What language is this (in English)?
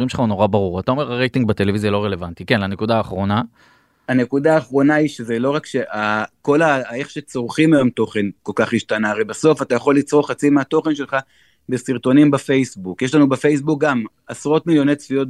Hebrew